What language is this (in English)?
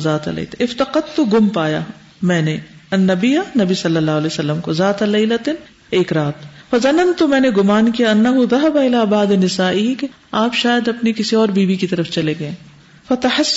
Urdu